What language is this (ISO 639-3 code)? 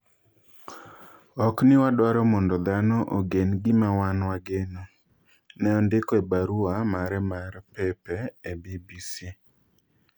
luo